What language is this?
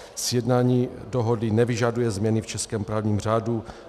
Czech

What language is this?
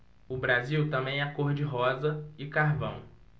Portuguese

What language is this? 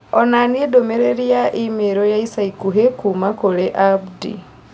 Kikuyu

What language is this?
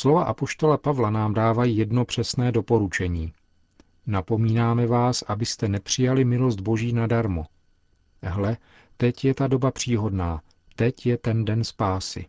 Czech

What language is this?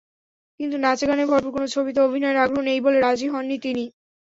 Bangla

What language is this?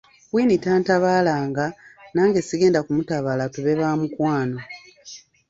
Ganda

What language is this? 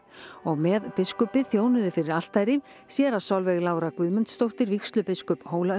Icelandic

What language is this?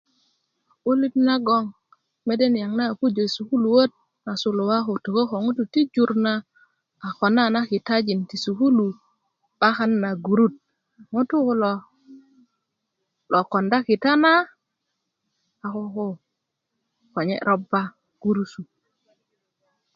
Kuku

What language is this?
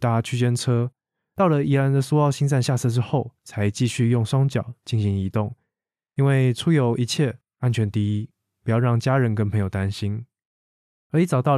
Chinese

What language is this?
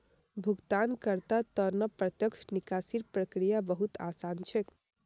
Magahi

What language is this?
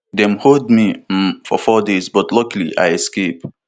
Nigerian Pidgin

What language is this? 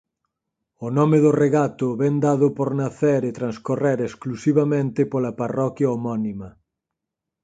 Galician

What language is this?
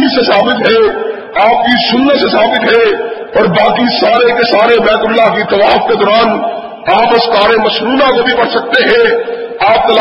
Urdu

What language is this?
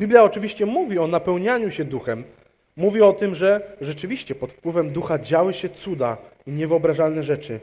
Polish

